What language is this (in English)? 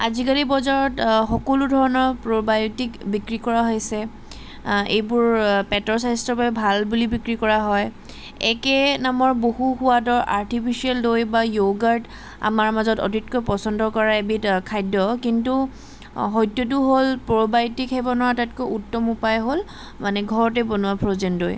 Assamese